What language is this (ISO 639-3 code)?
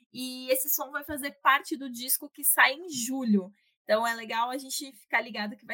por